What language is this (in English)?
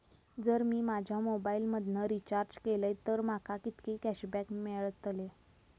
Marathi